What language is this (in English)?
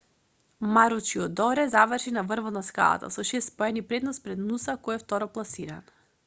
Macedonian